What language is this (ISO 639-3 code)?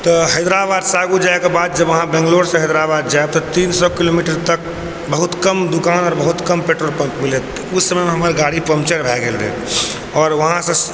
mai